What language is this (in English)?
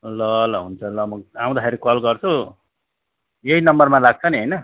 Nepali